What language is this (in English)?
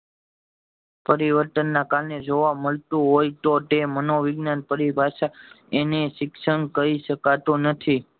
Gujarati